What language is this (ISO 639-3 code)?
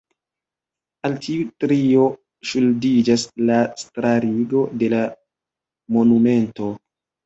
epo